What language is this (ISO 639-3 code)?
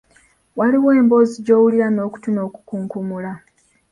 lug